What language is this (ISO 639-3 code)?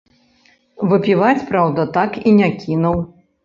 bel